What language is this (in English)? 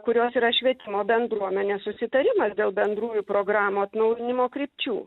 Lithuanian